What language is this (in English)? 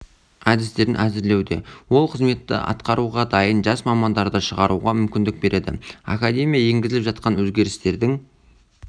Kazakh